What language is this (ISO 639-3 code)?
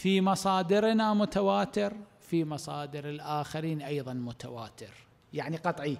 ara